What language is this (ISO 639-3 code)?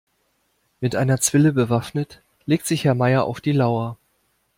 deu